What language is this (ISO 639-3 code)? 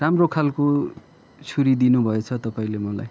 nep